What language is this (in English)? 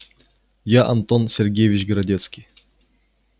Russian